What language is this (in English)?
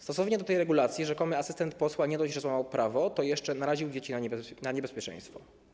Polish